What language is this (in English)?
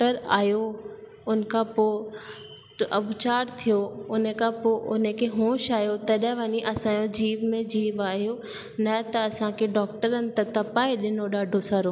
Sindhi